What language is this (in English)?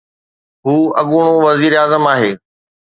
Sindhi